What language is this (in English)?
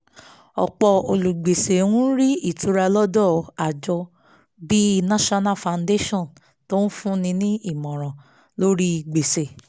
Yoruba